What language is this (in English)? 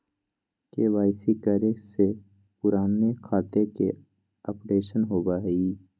Magahi